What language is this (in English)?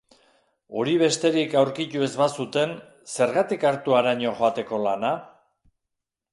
Basque